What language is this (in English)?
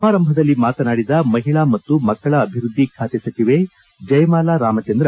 Kannada